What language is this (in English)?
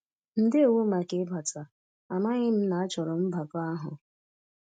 Igbo